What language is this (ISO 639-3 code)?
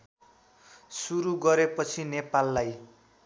nep